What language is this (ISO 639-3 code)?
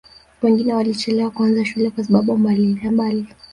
swa